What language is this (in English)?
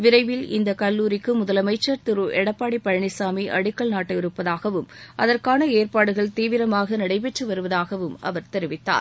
Tamil